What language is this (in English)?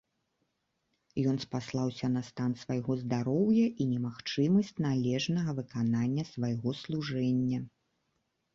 Belarusian